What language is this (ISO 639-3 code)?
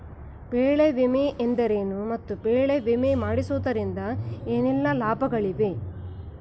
kan